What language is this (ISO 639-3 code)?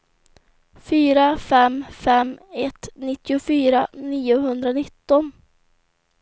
swe